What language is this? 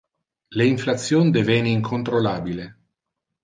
Interlingua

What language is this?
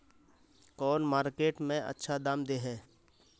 Magahi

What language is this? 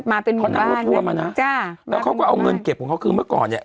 Thai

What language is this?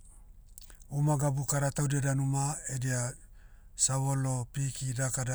Motu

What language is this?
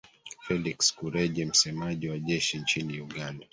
Swahili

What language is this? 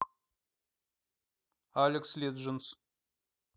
Russian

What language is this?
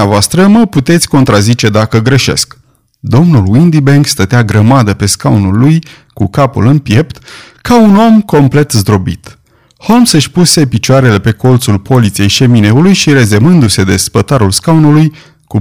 Romanian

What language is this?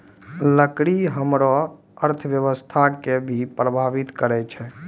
Maithili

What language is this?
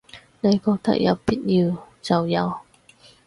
Cantonese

